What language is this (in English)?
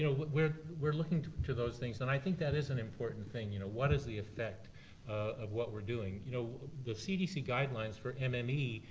English